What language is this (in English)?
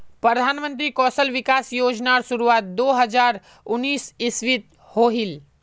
Magahi